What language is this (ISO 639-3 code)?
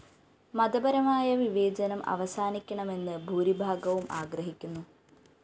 mal